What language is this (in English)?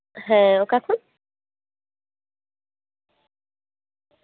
Santali